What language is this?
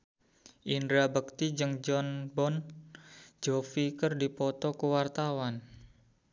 Sundanese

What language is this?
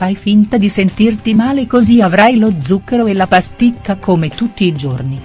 Italian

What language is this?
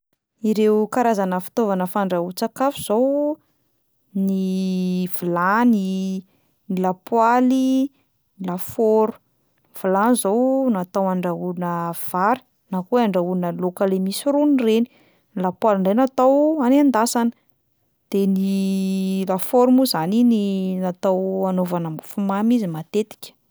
Malagasy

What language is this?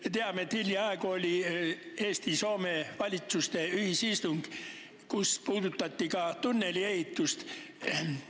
Estonian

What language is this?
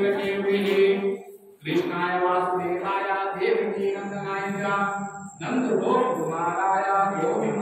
Romanian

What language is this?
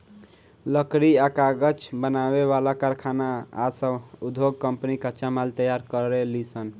Bhojpuri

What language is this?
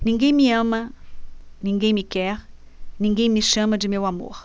Portuguese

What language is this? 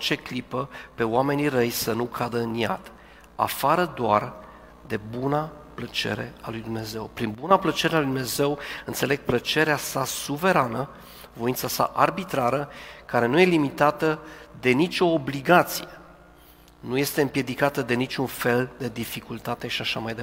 Romanian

